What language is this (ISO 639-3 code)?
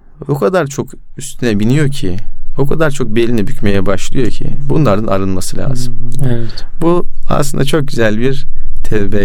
tur